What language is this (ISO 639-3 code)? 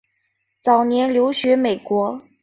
zho